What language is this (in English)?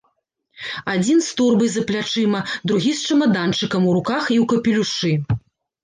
Belarusian